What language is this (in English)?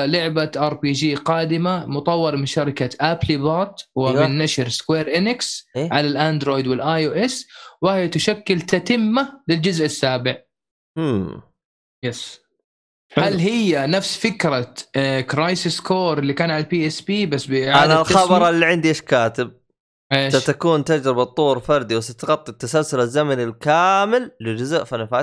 Arabic